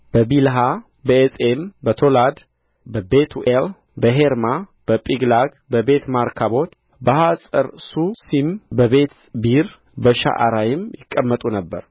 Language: Amharic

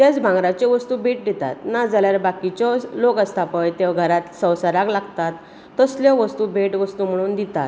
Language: Konkani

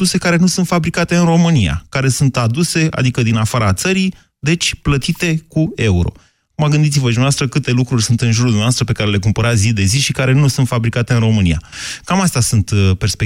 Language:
Romanian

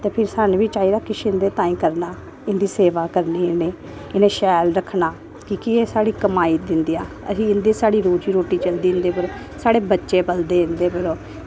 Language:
Dogri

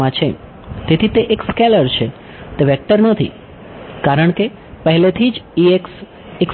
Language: Gujarati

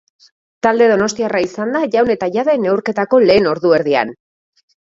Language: Basque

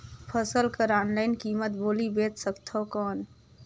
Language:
Chhattisgarhi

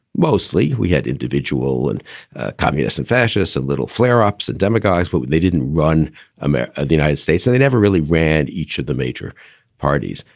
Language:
English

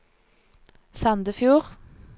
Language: Norwegian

